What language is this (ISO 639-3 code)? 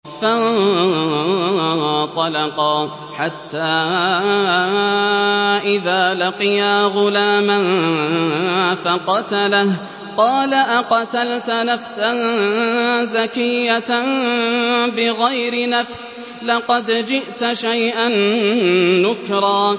ara